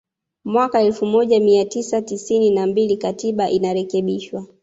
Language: Swahili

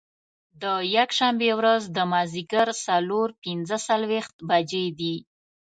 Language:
Pashto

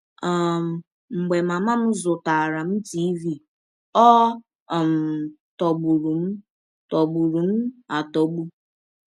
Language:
Igbo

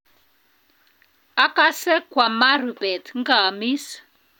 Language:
Kalenjin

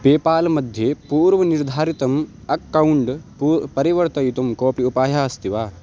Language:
Sanskrit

